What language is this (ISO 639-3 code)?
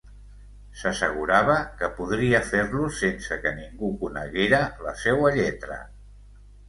cat